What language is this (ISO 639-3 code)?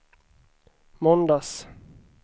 swe